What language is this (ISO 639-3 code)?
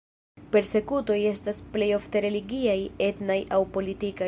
epo